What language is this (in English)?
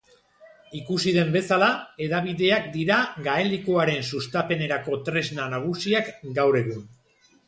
Basque